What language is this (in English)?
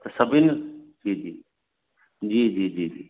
Sindhi